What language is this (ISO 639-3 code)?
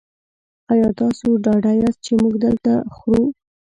pus